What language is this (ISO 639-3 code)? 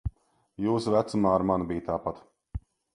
lav